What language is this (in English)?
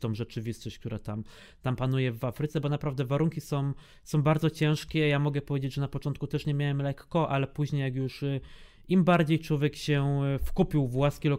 Polish